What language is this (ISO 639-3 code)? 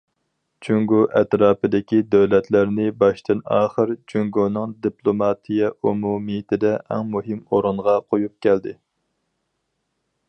uig